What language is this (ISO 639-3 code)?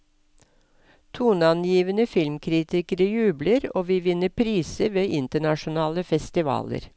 nor